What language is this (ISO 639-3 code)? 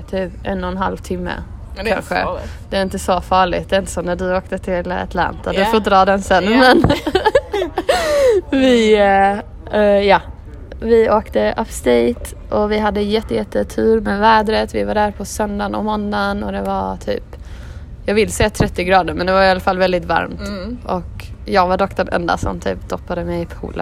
swe